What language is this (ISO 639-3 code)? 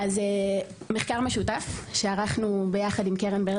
heb